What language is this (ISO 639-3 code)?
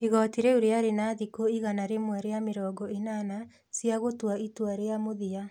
kik